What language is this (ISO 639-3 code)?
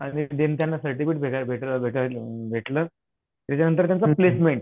mar